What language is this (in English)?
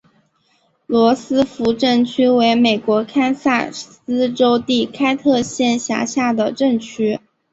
Chinese